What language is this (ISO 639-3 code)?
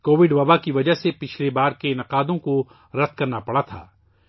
urd